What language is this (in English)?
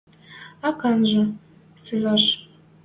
Western Mari